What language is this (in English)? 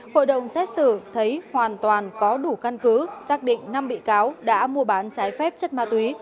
Vietnamese